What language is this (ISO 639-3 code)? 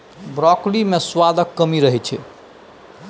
mai